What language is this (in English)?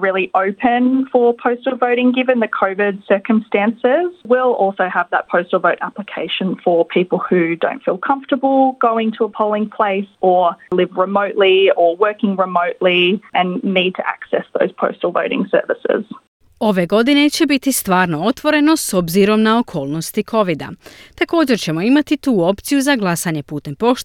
Croatian